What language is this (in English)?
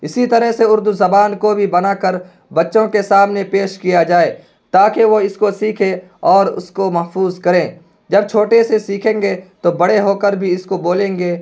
Urdu